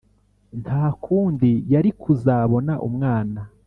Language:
Kinyarwanda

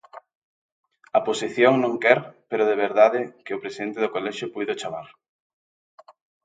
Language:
Galician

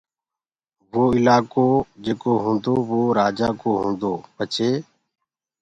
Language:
Gurgula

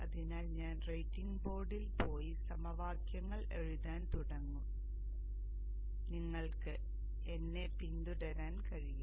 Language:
Malayalam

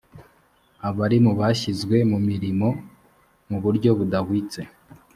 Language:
Kinyarwanda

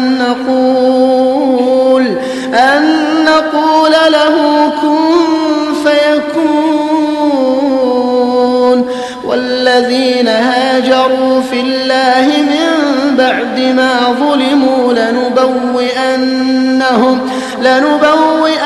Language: Arabic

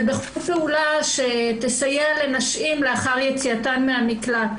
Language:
Hebrew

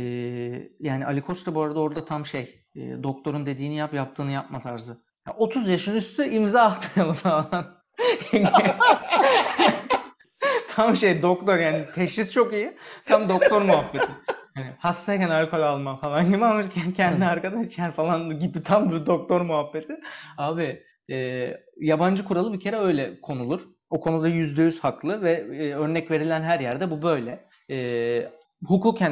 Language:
Turkish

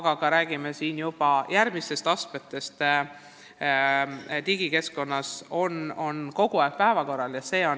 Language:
Estonian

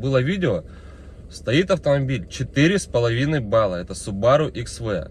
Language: Russian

